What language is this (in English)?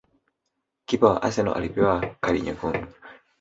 Swahili